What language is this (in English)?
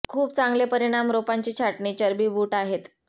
Marathi